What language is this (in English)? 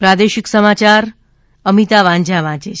Gujarati